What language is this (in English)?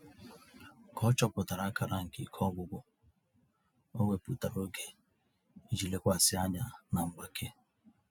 Igbo